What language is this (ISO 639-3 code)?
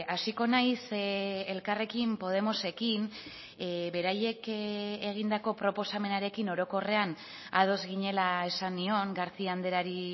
eus